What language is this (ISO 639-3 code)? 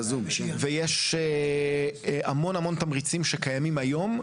heb